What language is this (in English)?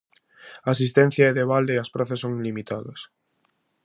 Galician